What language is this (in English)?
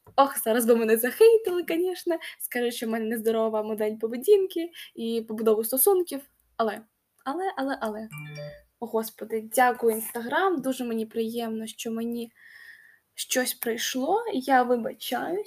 Ukrainian